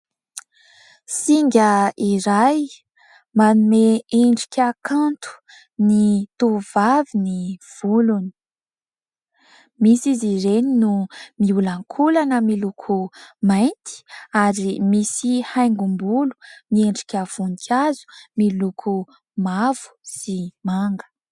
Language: Malagasy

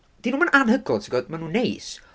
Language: Welsh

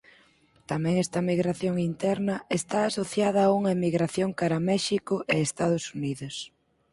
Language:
Galician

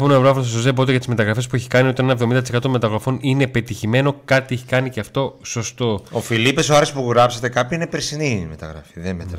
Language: Greek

